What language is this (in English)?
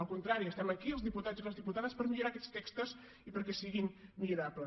Catalan